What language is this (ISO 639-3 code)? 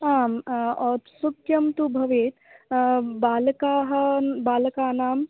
san